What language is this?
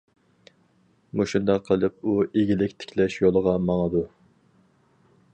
Uyghur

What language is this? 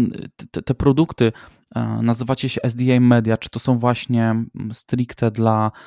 Polish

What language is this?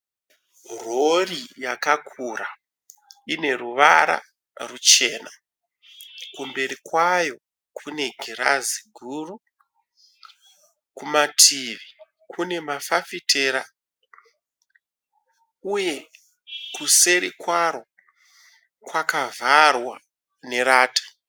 Shona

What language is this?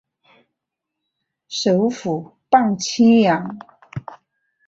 Chinese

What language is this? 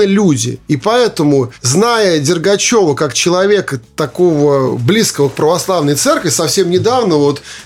Russian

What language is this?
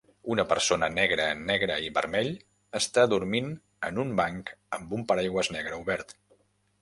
Catalan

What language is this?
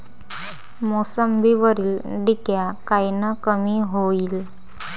Marathi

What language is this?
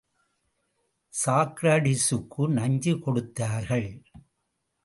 Tamil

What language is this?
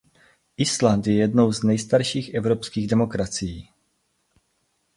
Czech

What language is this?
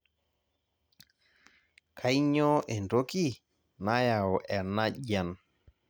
Masai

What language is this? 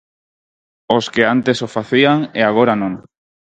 Galician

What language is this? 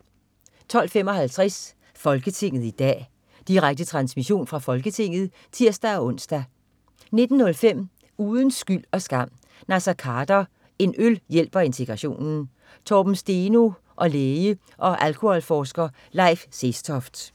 Danish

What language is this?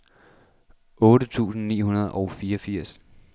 Danish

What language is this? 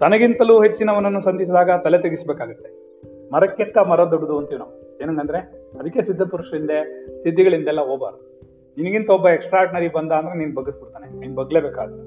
Kannada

